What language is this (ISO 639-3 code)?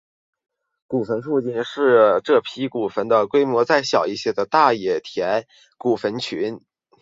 zho